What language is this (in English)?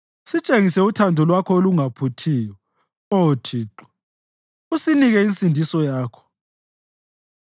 North Ndebele